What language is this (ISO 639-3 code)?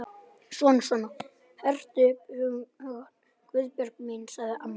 isl